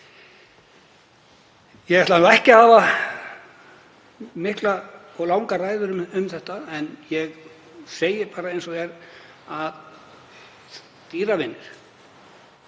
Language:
Icelandic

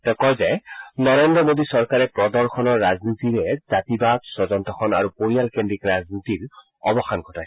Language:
Assamese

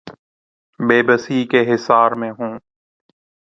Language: Urdu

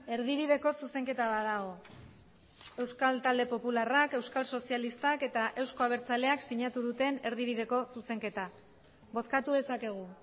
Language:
Basque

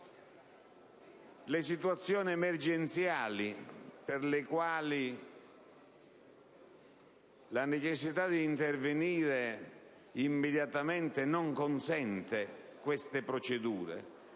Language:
Italian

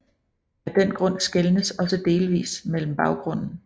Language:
Danish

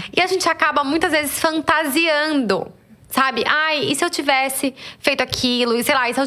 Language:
Portuguese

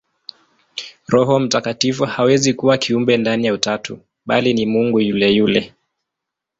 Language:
Swahili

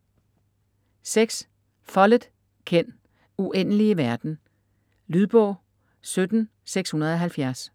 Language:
Danish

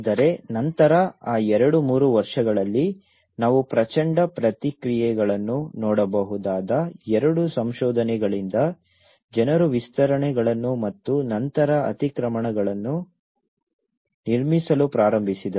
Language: Kannada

